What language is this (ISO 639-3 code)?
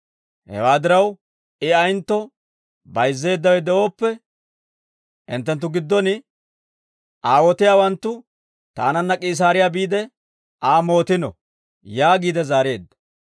dwr